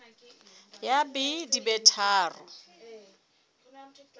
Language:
Southern Sotho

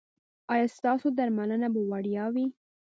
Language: Pashto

